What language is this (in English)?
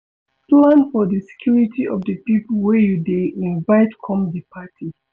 Nigerian Pidgin